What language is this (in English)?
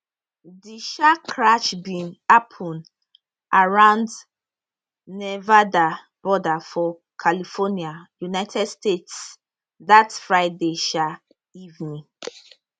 Nigerian Pidgin